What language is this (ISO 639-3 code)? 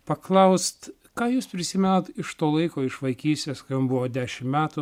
lit